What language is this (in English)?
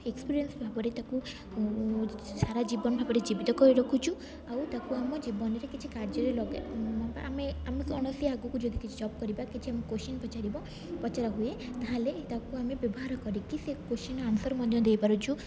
Odia